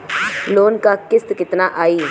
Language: Bhojpuri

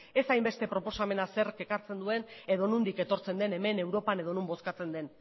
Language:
Basque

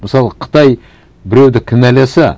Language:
Kazakh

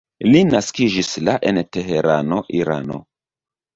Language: Esperanto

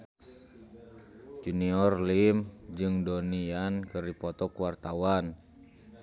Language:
Sundanese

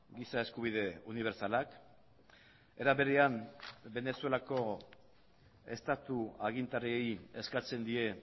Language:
Basque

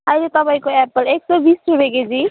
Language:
Nepali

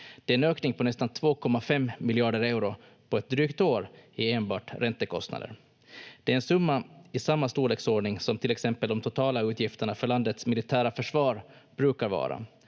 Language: Finnish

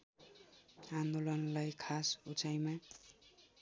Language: Nepali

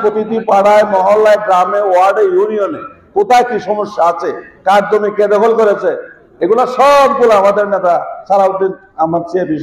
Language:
Turkish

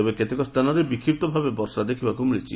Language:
Odia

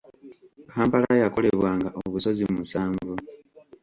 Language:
Ganda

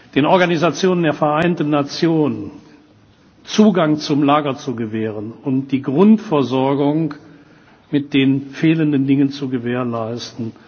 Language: German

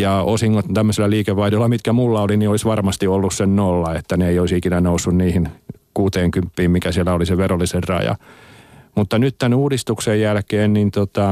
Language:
Finnish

